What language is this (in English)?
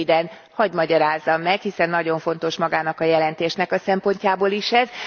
Hungarian